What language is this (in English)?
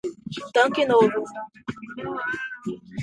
Portuguese